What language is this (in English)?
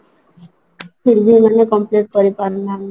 Odia